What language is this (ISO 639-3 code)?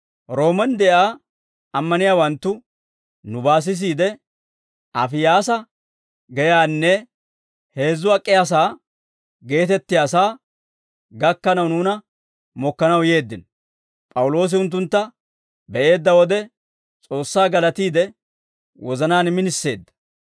dwr